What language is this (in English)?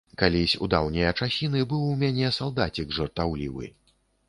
Belarusian